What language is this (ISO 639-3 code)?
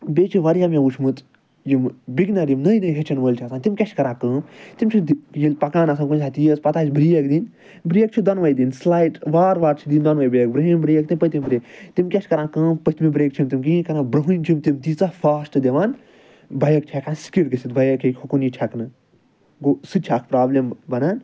kas